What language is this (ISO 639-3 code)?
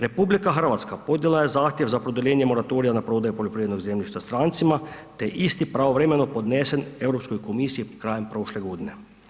hrv